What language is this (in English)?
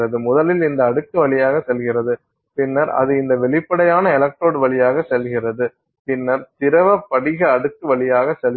Tamil